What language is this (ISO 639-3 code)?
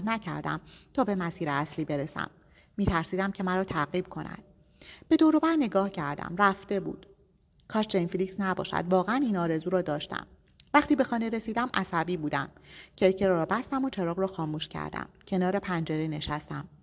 fas